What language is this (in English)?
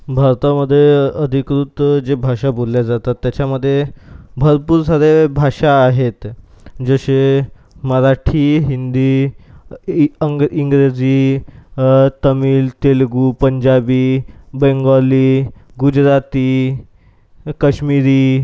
Marathi